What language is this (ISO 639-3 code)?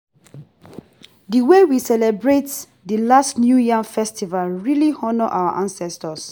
pcm